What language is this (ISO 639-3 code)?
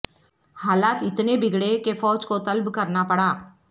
urd